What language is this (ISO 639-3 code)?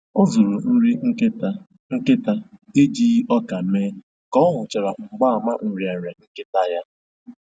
ibo